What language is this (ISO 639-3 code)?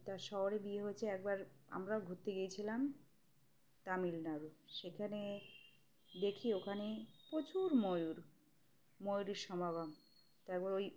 ben